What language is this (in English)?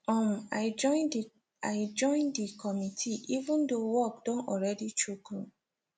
Nigerian Pidgin